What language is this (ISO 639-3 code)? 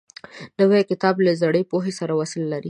pus